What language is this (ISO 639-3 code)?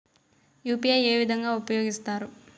tel